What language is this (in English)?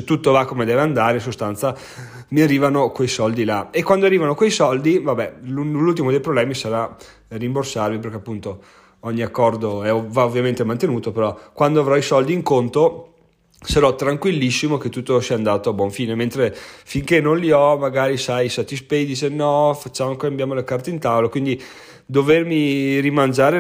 Italian